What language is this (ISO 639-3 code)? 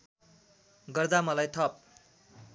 nep